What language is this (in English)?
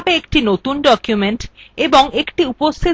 Bangla